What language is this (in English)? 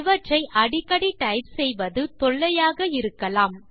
Tamil